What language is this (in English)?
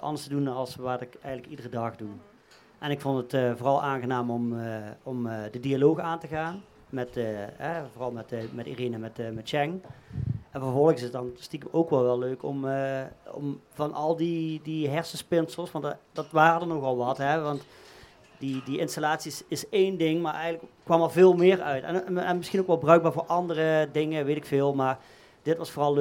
Dutch